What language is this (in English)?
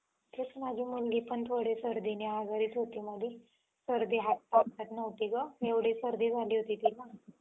Marathi